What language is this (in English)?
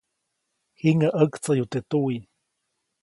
Copainalá Zoque